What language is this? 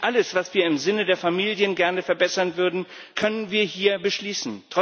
German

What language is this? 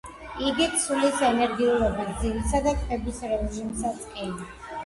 Georgian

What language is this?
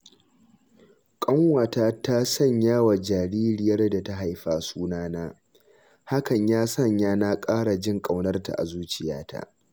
Hausa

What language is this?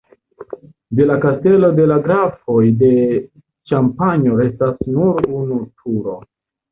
Esperanto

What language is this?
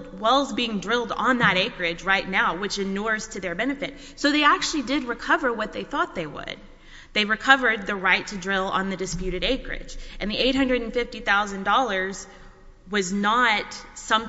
English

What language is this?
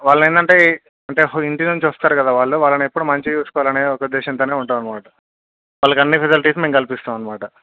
Telugu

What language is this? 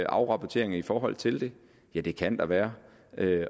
Danish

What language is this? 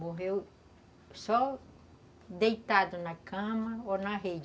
Portuguese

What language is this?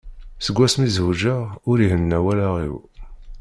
Kabyle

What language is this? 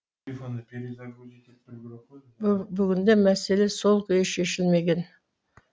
Kazakh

